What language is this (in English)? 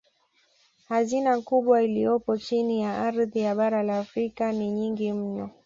Swahili